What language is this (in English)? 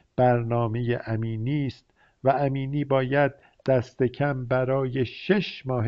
Persian